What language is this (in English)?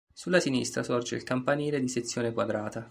Italian